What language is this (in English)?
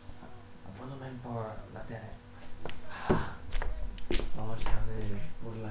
Spanish